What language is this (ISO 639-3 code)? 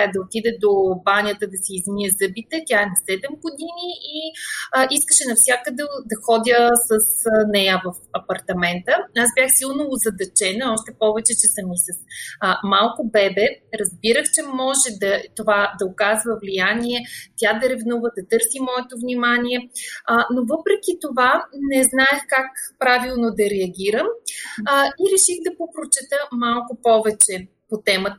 bul